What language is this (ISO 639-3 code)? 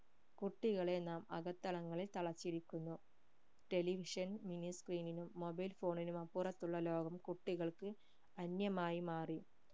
mal